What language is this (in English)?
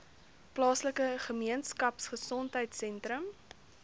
Afrikaans